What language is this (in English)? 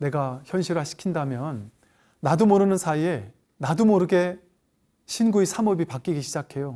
Korean